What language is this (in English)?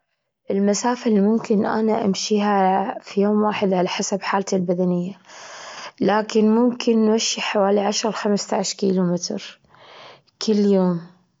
Gulf Arabic